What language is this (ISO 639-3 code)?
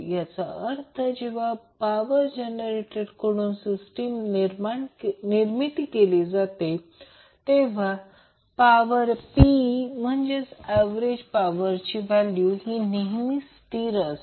mar